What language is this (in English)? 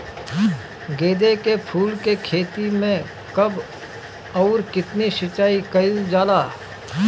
Bhojpuri